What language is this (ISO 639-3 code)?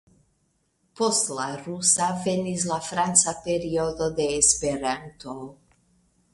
epo